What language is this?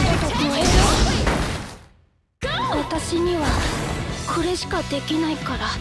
Japanese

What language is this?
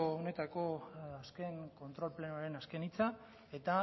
Basque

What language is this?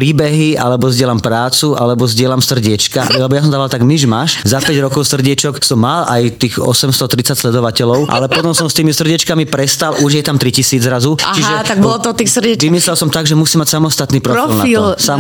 Slovak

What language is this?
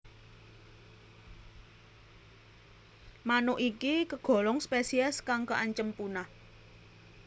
Javanese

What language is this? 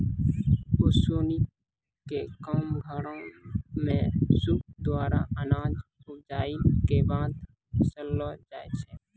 Maithili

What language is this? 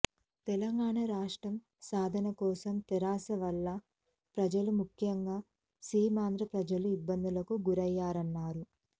Telugu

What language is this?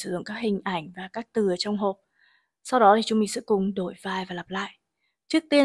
Vietnamese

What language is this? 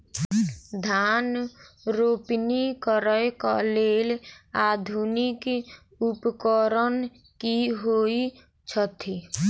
Maithili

